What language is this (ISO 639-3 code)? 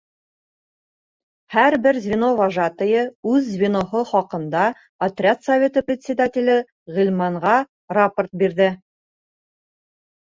bak